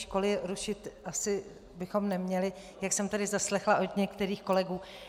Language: Czech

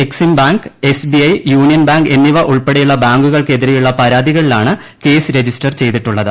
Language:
Malayalam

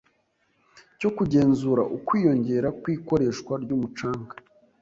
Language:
Kinyarwanda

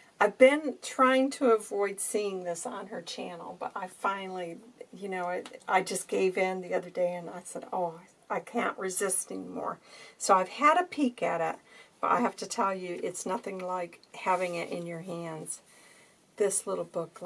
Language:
English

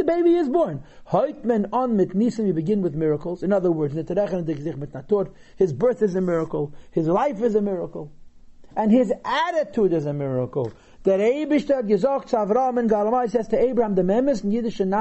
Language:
English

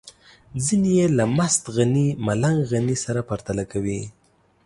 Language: Pashto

